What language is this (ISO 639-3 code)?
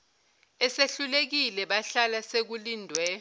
zul